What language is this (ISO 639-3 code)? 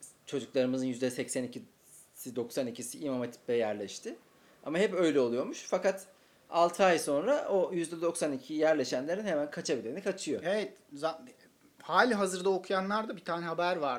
tur